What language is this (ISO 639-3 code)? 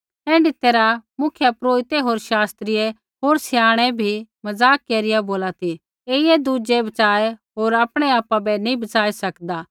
kfx